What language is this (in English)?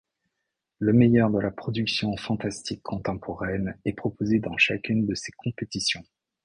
French